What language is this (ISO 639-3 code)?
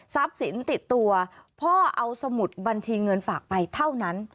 tha